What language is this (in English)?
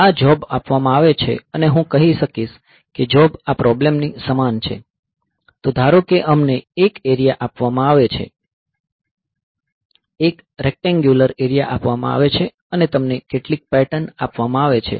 Gujarati